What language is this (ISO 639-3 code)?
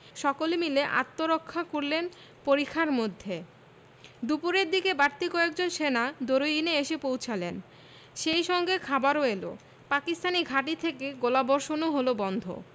ben